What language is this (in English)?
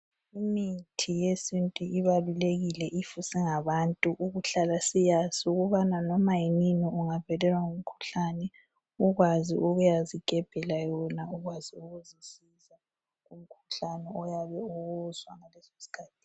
North Ndebele